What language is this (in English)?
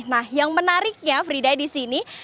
Indonesian